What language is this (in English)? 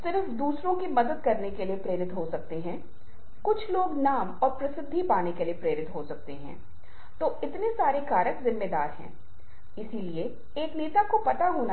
Hindi